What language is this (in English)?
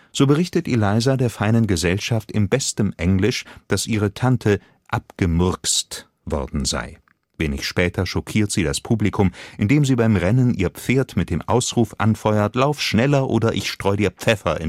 German